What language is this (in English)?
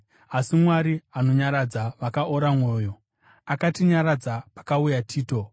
Shona